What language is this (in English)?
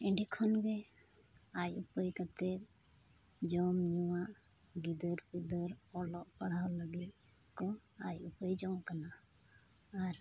Santali